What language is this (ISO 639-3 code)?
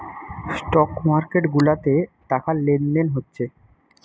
ben